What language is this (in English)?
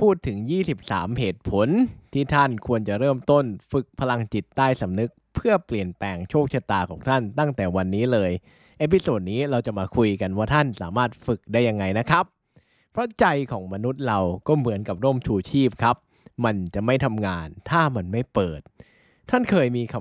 Thai